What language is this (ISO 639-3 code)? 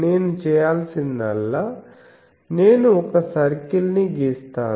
tel